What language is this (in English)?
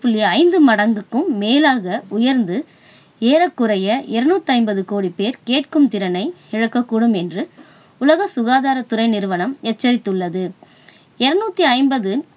Tamil